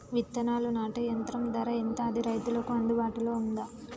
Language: Telugu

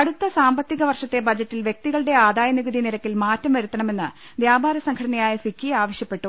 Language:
Malayalam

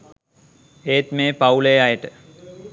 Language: Sinhala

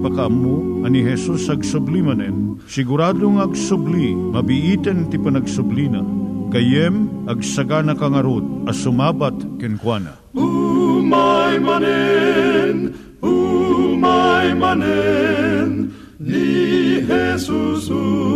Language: Filipino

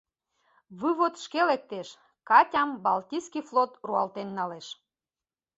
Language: Mari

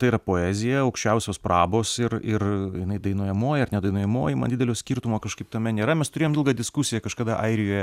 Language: Lithuanian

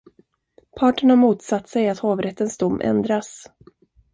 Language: Swedish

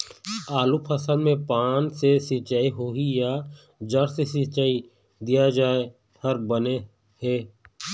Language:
Chhattisgarhi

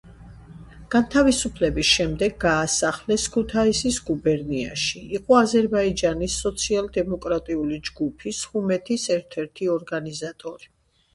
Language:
Georgian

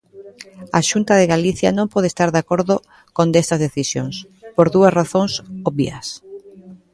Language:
Galician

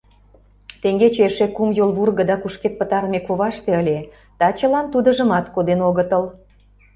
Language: Mari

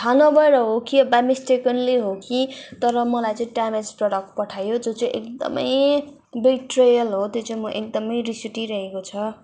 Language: Nepali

